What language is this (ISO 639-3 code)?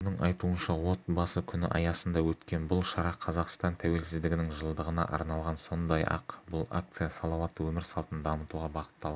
kaz